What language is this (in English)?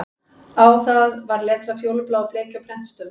Icelandic